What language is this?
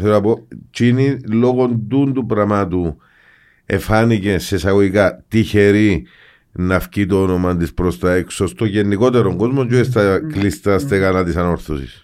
Greek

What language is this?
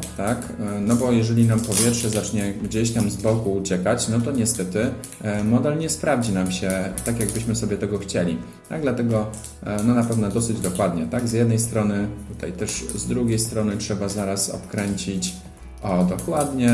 Polish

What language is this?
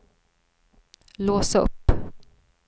Swedish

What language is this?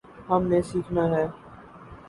Urdu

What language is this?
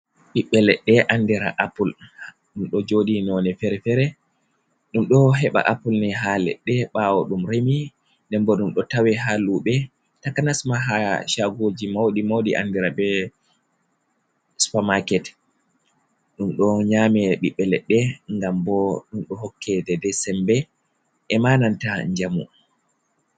Fula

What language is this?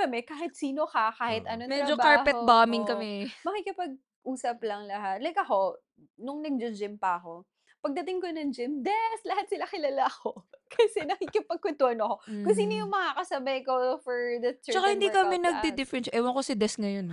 Filipino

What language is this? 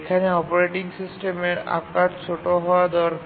Bangla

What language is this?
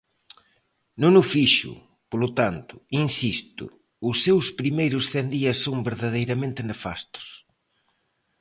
Galician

